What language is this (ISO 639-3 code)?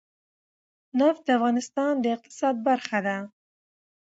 pus